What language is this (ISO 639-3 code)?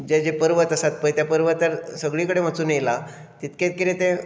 kok